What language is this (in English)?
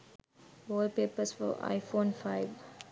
Sinhala